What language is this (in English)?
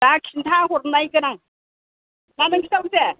Bodo